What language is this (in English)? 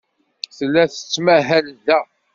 Kabyle